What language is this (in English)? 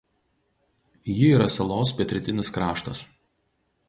Lithuanian